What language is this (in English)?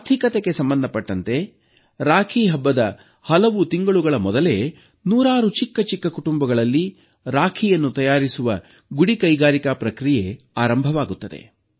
Kannada